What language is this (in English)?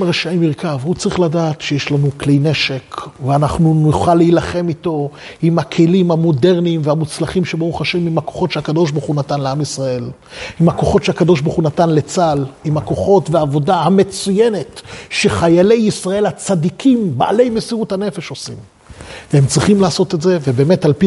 Hebrew